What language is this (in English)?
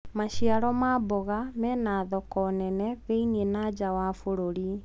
Kikuyu